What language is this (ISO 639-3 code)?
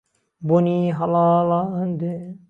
ckb